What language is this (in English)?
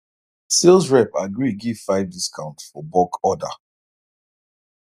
Nigerian Pidgin